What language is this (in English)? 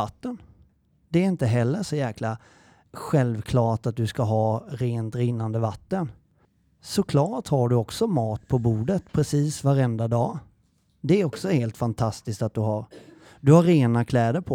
Swedish